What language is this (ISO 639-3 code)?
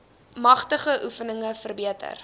afr